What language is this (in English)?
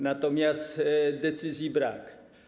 Polish